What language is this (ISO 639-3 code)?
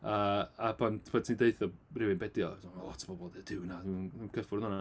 cym